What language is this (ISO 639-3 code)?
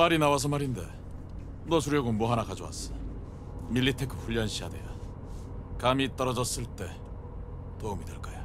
kor